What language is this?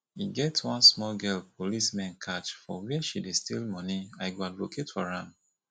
Nigerian Pidgin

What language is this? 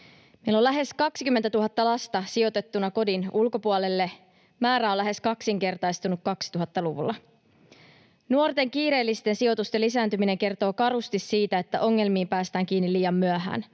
Finnish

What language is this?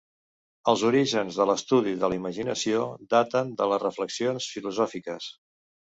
Catalan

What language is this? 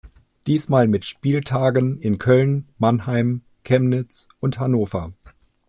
German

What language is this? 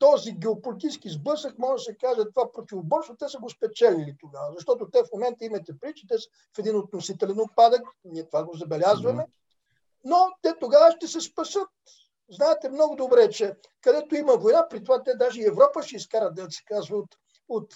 Bulgarian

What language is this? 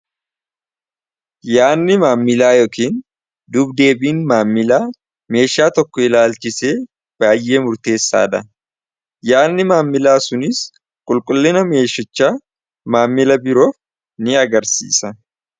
Oromo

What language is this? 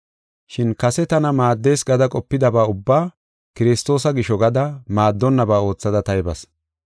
Gofa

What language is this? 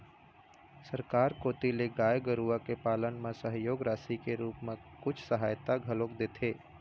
Chhattisgarhi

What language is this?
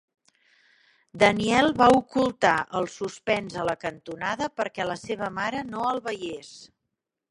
Catalan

